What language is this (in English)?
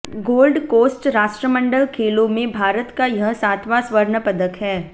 Hindi